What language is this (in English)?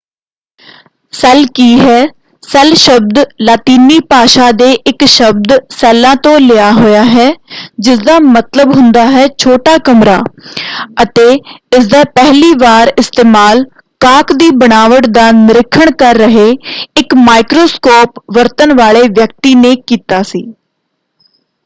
Punjabi